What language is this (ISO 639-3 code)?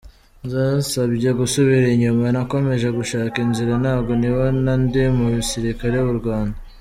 kin